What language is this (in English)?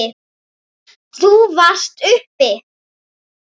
Icelandic